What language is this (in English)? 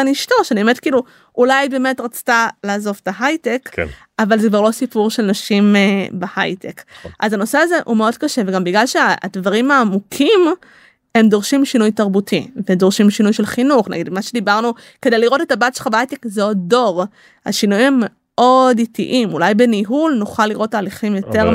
Hebrew